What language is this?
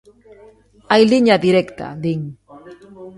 Galician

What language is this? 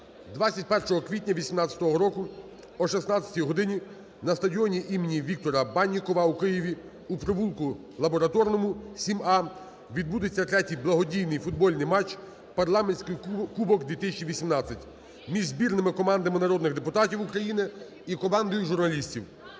Ukrainian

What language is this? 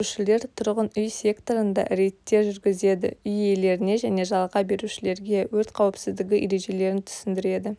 Kazakh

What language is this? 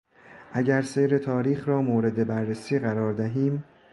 Persian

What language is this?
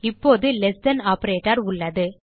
Tamil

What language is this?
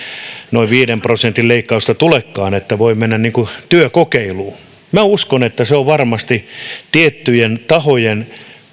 Finnish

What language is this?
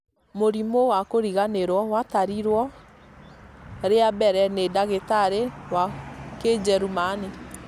Kikuyu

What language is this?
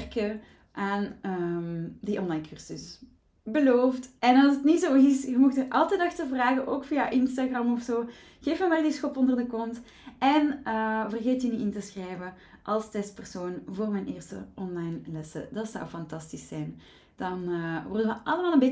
Dutch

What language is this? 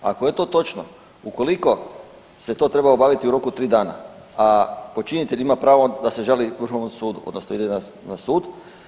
Croatian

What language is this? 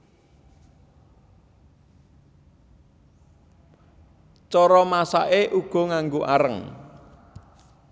Javanese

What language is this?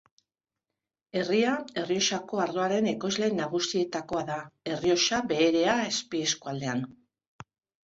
Basque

